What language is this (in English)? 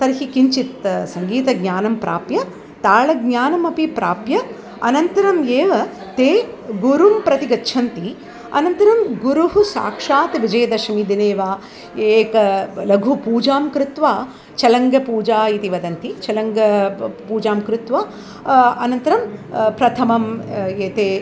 Sanskrit